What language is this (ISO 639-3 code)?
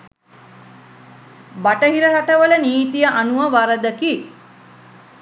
sin